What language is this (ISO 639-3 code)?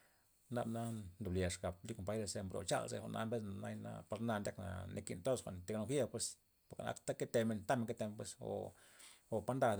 ztp